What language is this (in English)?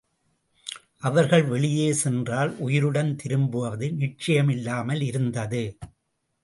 Tamil